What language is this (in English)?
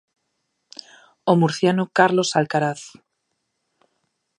Galician